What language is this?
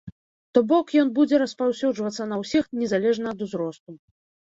Belarusian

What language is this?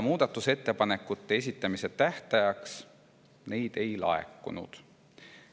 Estonian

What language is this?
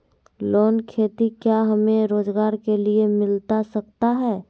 Magahi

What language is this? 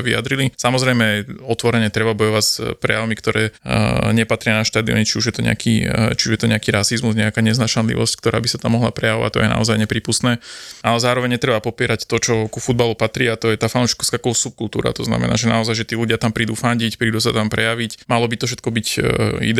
Slovak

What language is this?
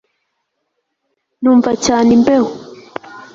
Kinyarwanda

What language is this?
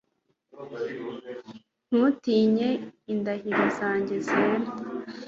Kinyarwanda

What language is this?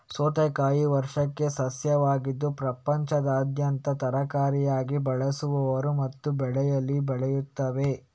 Kannada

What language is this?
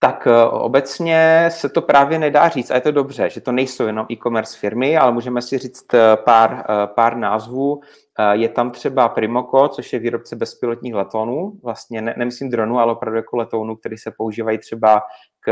Czech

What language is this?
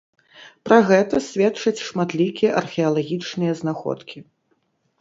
Belarusian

